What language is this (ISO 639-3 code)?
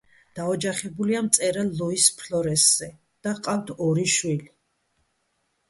kat